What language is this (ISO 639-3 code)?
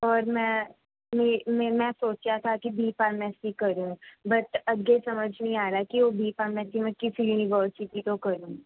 pan